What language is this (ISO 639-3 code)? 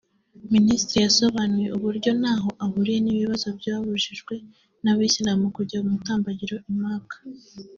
kin